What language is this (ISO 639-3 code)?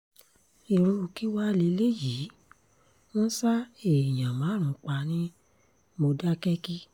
yor